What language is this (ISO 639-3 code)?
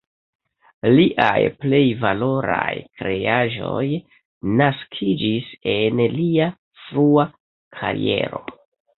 epo